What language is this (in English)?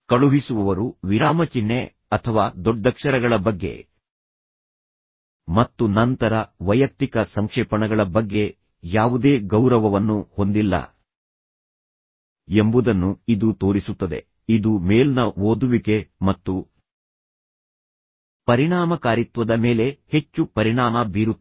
Kannada